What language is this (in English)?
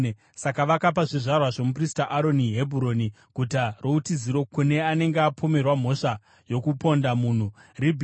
Shona